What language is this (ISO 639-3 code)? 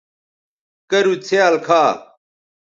btv